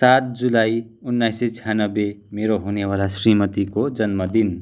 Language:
Nepali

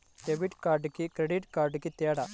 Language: Telugu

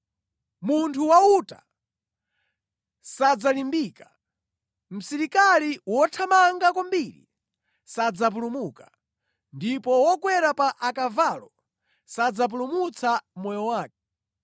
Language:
Nyanja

